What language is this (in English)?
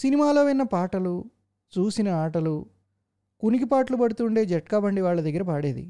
Telugu